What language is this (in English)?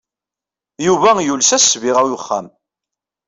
Kabyle